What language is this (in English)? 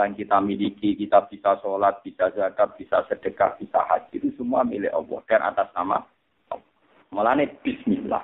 Malay